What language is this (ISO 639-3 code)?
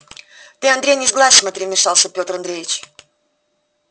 rus